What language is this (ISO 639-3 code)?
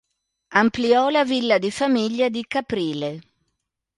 ita